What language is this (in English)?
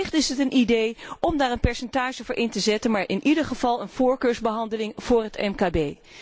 Dutch